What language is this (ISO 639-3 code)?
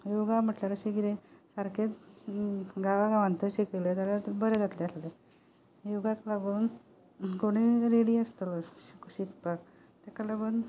kok